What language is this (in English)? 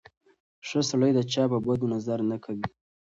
Pashto